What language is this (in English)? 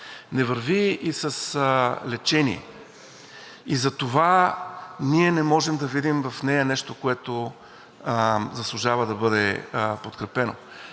Bulgarian